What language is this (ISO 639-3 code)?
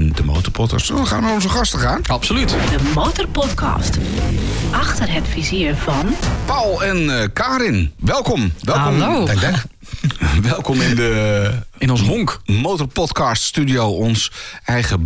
nld